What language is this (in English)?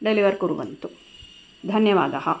Sanskrit